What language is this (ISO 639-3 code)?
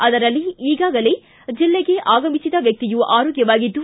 kan